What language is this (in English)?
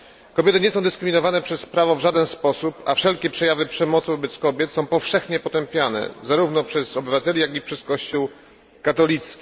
Polish